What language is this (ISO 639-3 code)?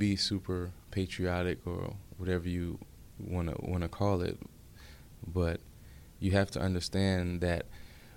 eng